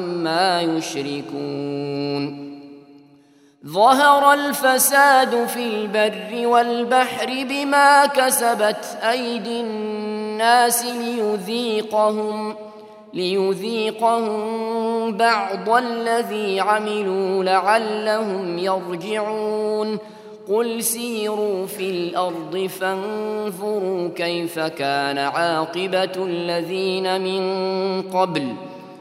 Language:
Arabic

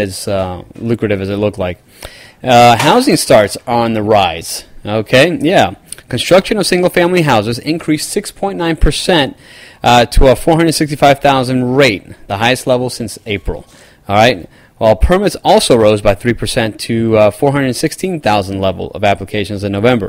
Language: English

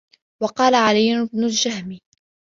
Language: Arabic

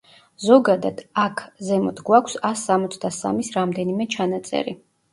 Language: Georgian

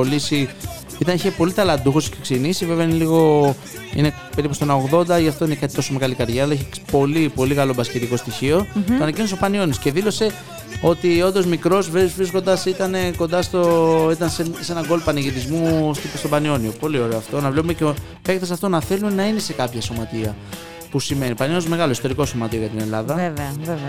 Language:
Greek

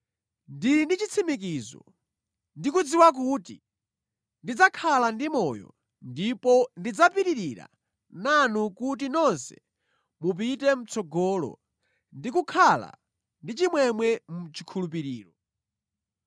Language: Nyanja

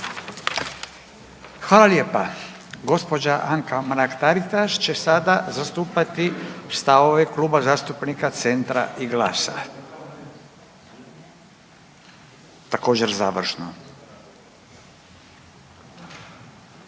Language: Croatian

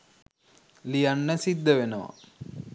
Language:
Sinhala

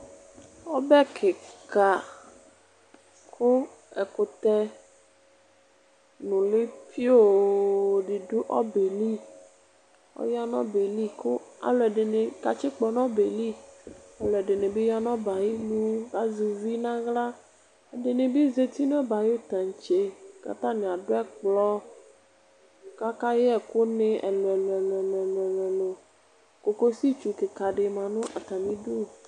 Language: Ikposo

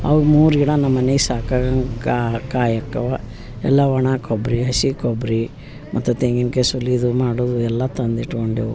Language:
Kannada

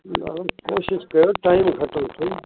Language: Sindhi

